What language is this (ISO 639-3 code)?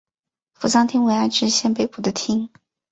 zho